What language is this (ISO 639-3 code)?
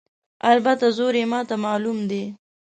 pus